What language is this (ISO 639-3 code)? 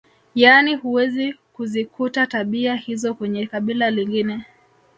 swa